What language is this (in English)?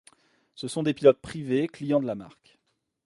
French